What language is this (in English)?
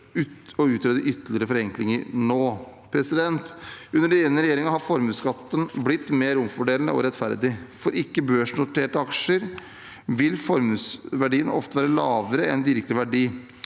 Norwegian